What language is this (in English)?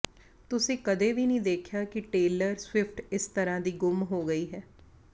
Punjabi